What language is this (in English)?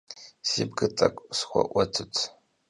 Kabardian